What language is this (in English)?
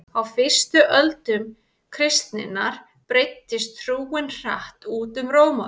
Icelandic